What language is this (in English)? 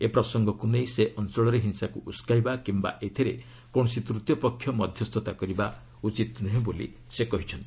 Odia